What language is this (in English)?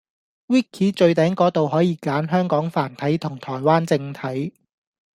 Cantonese